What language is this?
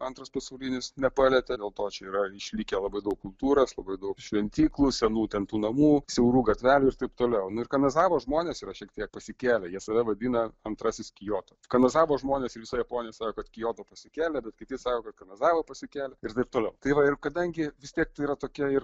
Lithuanian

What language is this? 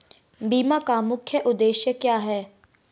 Hindi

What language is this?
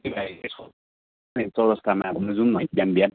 Nepali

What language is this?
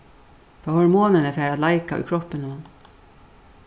Faroese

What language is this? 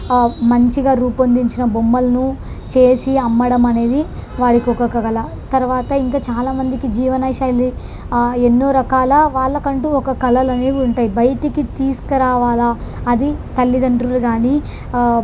Telugu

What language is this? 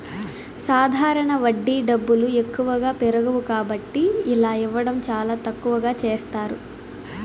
Telugu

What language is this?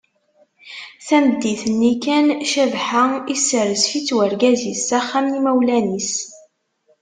Kabyle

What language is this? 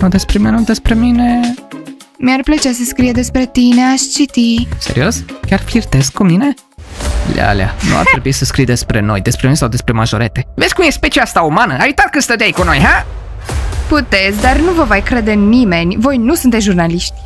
Romanian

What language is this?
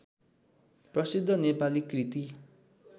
Nepali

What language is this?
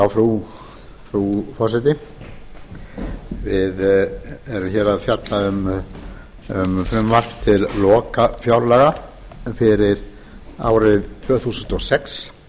Icelandic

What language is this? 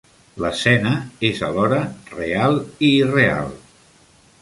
Catalan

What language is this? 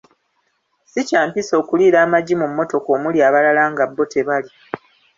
Ganda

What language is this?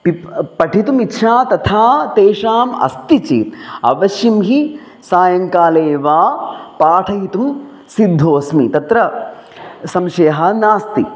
Sanskrit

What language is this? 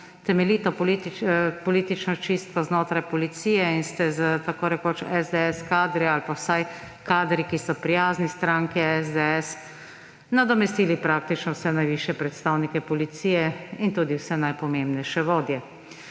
Slovenian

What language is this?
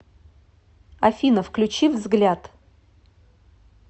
Russian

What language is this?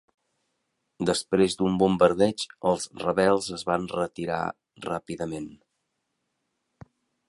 Catalan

